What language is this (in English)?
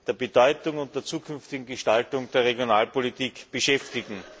German